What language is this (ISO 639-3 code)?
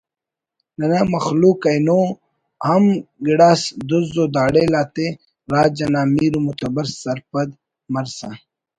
brh